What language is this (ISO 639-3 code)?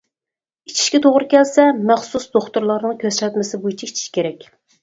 uig